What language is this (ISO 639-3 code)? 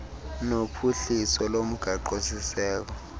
xho